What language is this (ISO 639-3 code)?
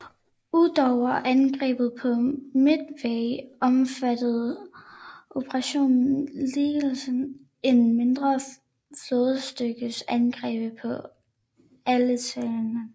dan